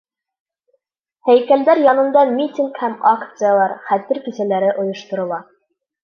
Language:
Bashkir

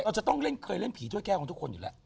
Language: Thai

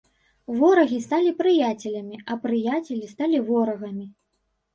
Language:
Belarusian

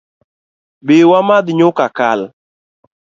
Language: Luo (Kenya and Tanzania)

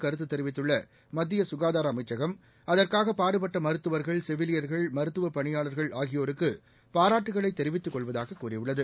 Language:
Tamil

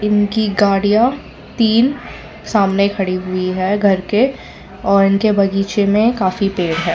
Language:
Hindi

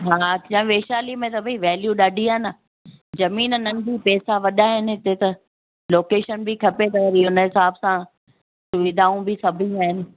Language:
Sindhi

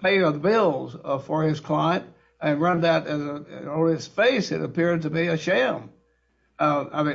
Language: English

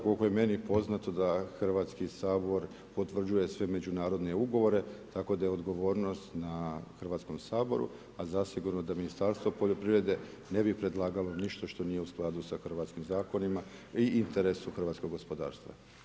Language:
Croatian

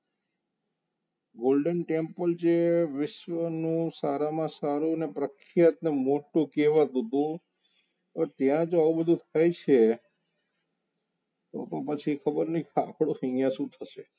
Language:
Gujarati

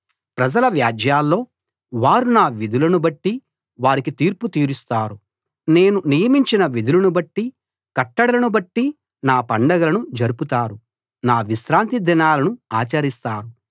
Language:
Telugu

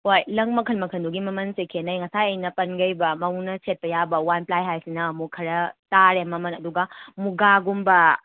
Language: Manipuri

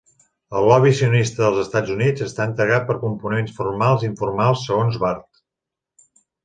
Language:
Catalan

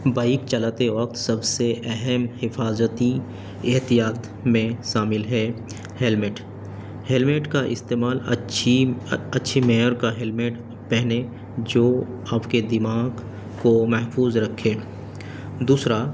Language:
Urdu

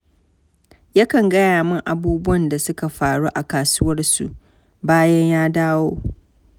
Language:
Hausa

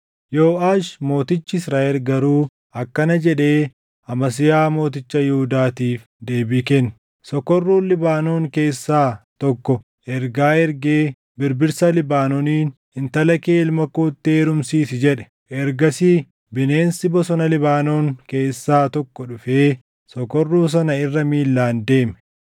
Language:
Oromo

